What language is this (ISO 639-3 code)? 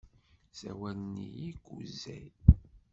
kab